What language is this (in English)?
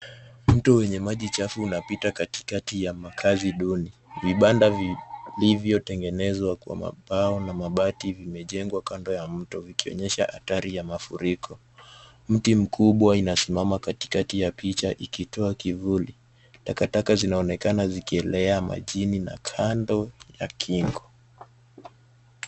Swahili